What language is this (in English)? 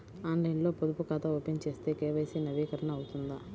Telugu